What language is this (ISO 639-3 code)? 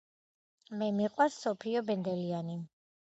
kat